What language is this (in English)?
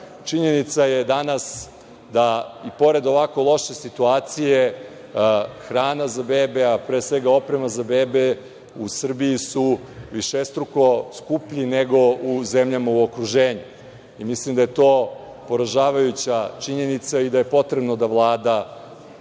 Serbian